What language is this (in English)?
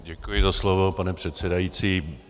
Czech